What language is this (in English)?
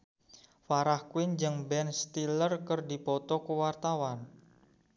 Sundanese